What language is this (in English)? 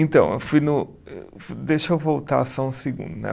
Portuguese